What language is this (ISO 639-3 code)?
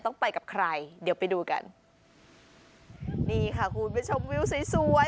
tha